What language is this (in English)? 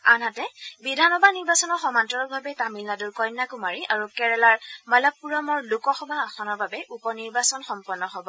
Assamese